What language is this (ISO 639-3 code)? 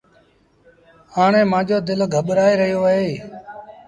sbn